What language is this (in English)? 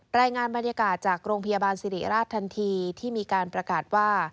Thai